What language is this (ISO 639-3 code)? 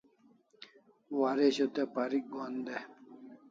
kls